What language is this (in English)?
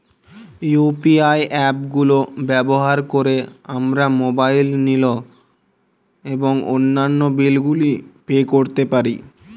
Bangla